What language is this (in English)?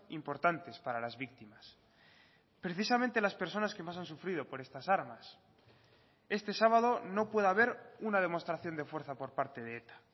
Spanish